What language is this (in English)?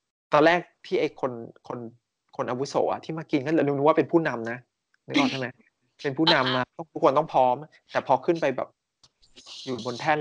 Thai